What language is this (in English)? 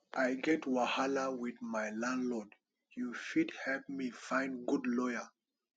Nigerian Pidgin